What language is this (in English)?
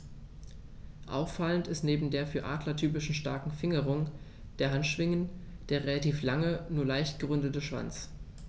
German